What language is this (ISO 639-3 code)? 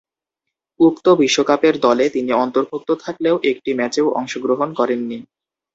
ben